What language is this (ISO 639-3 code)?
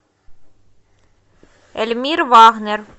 rus